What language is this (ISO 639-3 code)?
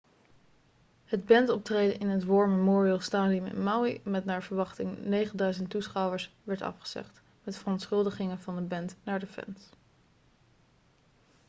nld